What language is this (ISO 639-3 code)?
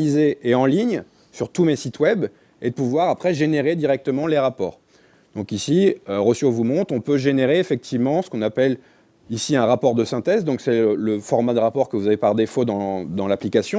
fra